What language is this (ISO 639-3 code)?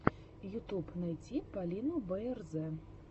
rus